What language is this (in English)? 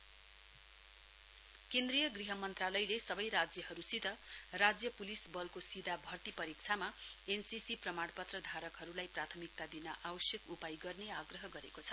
Nepali